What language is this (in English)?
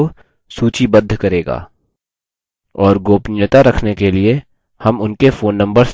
Hindi